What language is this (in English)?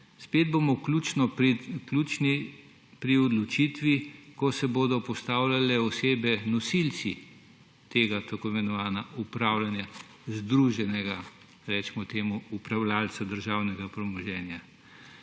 Slovenian